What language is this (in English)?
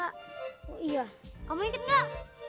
Indonesian